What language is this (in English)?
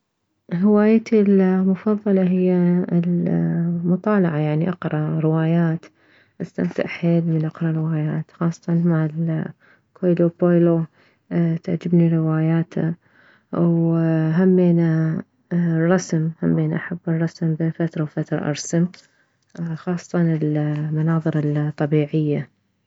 Mesopotamian Arabic